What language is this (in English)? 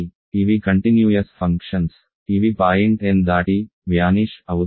Telugu